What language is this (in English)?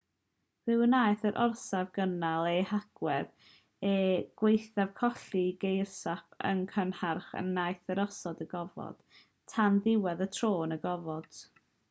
Welsh